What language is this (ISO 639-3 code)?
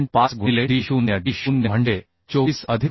mar